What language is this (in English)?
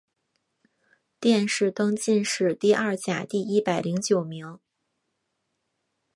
Chinese